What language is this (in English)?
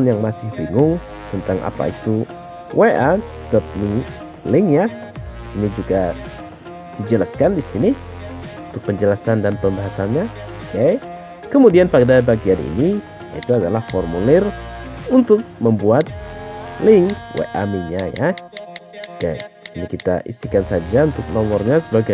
Indonesian